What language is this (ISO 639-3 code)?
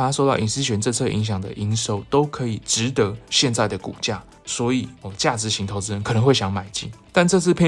zho